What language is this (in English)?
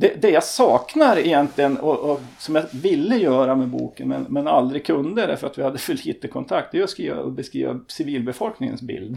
Swedish